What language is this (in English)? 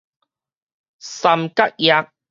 Min Nan Chinese